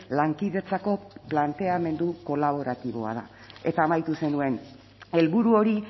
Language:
Basque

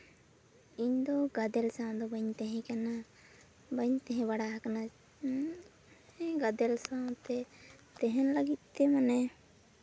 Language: Santali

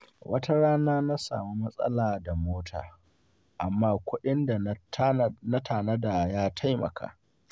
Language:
Hausa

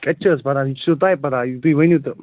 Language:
Kashmiri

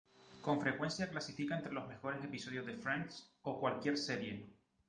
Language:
Spanish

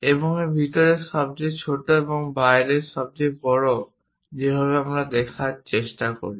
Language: Bangla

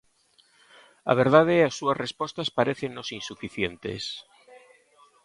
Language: Galician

